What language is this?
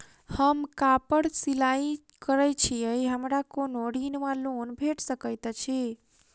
Maithili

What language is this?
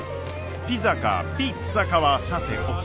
Japanese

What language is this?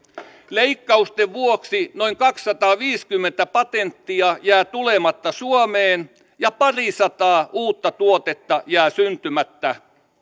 Finnish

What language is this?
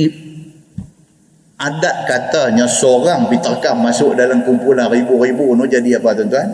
Malay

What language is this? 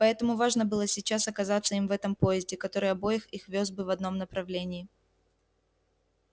Russian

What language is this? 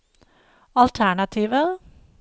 Norwegian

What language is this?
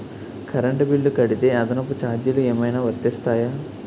Telugu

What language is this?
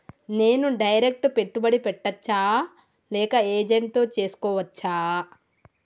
Telugu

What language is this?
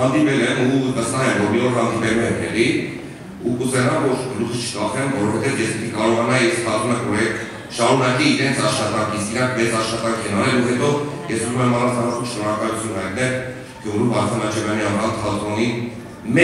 Romanian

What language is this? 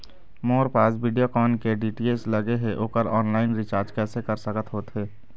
Chhattisgarhi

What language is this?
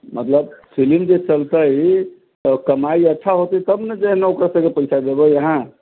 Maithili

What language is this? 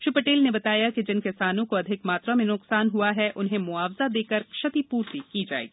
Hindi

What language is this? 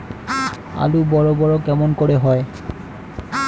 Bangla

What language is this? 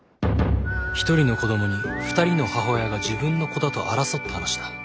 Japanese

